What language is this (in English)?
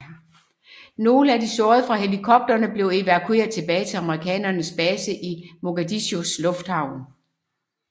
Danish